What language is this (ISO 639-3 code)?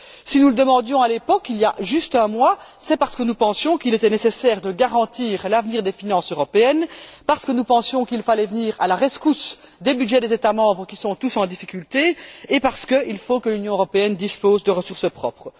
fra